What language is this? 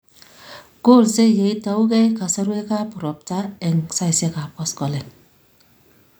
Kalenjin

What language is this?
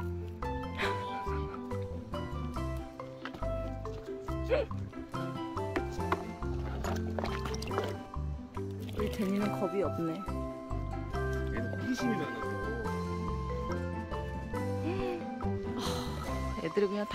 Korean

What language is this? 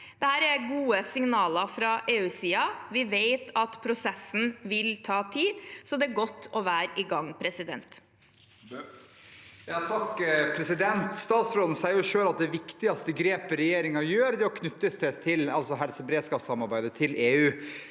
Norwegian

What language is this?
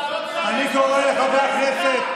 Hebrew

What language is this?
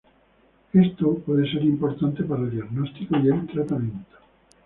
Spanish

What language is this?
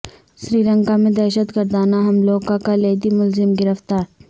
Urdu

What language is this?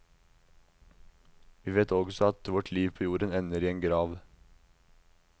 Norwegian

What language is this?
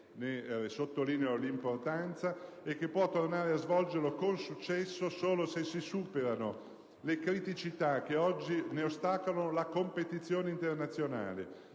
Italian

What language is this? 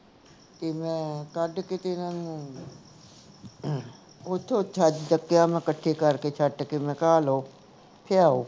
Punjabi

